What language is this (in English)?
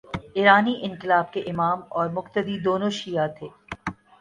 Urdu